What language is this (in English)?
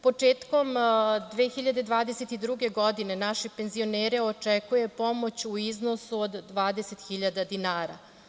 Serbian